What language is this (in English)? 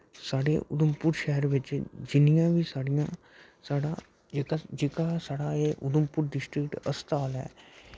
Dogri